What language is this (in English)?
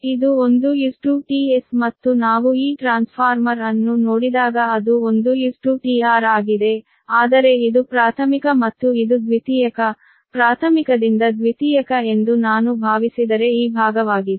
Kannada